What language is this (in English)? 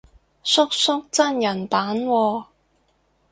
Cantonese